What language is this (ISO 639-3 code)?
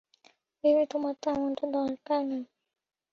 ben